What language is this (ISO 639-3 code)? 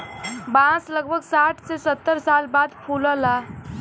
bho